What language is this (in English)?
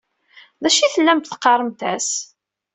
Kabyle